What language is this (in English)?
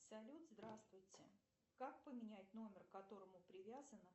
Russian